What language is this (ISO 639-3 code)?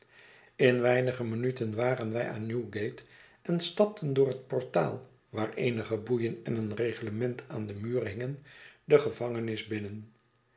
nld